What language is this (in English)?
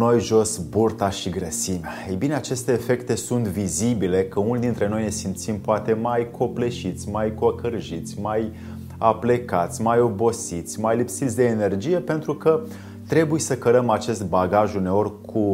Romanian